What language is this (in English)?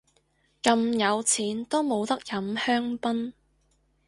Cantonese